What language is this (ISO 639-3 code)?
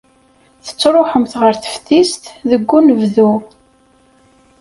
kab